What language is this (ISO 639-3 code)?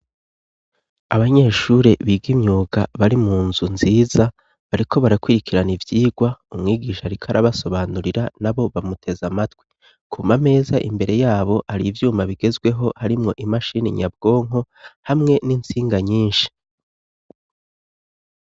run